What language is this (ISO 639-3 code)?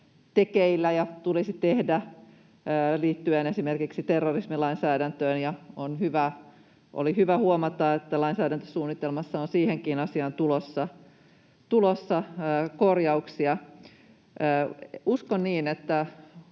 fin